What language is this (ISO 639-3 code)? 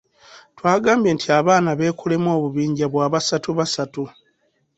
lug